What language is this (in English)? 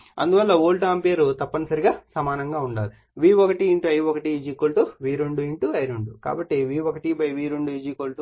Telugu